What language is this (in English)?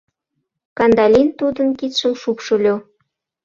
Mari